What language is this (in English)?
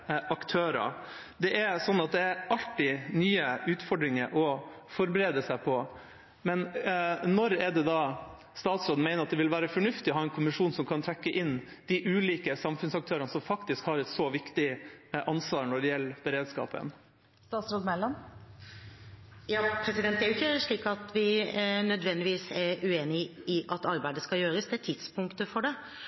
Norwegian Bokmål